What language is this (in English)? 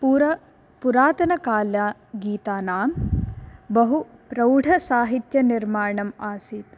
Sanskrit